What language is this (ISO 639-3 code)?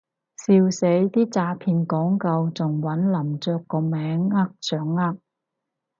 yue